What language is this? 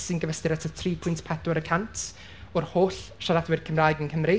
Welsh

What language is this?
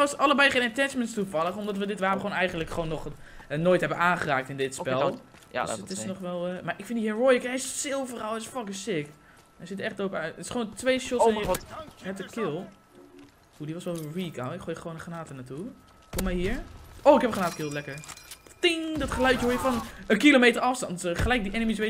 Dutch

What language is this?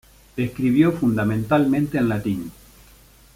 Spanish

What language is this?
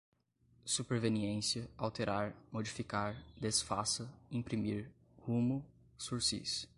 Portuguese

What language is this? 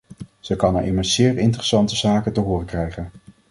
Dutch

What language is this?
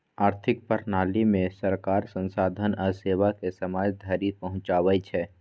Maithili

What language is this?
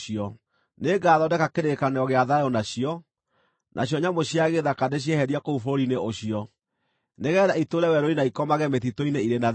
Kikuyu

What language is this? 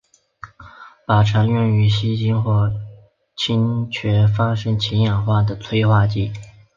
Chinese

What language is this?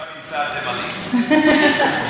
Hebrew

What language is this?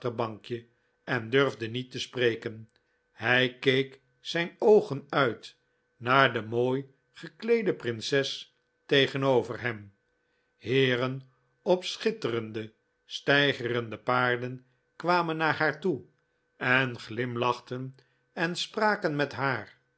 Dutch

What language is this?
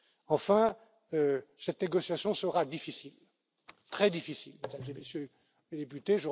French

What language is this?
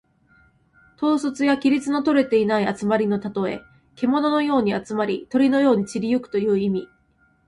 Japanese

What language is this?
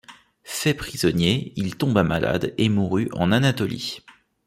French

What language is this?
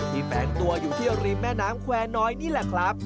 Thai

